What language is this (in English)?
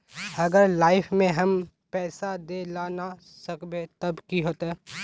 Magahi